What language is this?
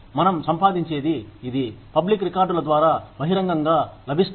Telugu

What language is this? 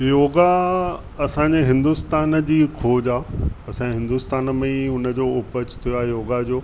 Sindhi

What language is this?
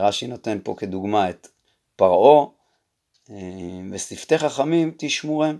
Hebrew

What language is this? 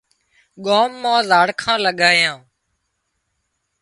Wadiyara Koli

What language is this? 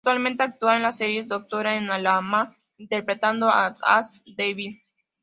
Spanish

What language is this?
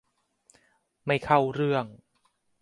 Thai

